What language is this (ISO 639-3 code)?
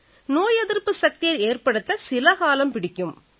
tam